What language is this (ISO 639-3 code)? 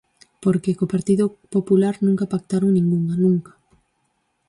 glg